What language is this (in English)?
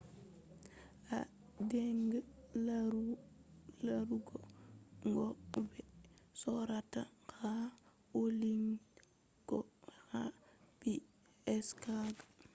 Fula